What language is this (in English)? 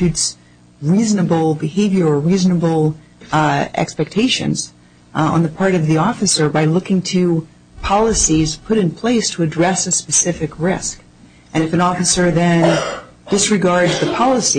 English